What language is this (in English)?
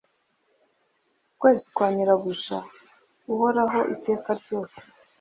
Kinyarwanda